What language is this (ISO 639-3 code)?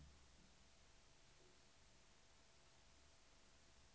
swe